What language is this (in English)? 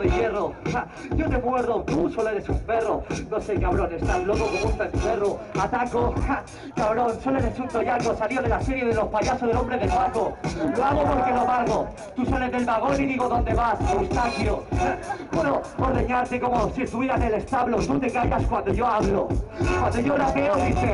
Spanish